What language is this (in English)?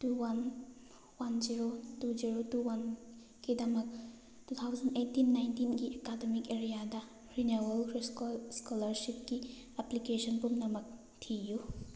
Manipuri